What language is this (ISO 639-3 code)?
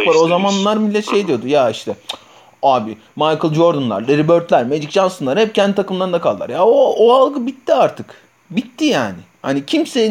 tur